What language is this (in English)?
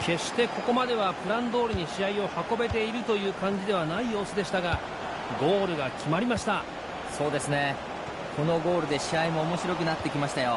Japanese